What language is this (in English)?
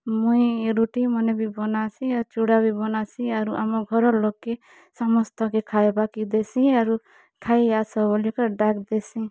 Odia